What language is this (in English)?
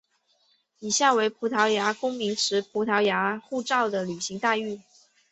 Chinese